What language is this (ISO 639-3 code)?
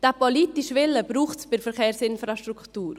gsw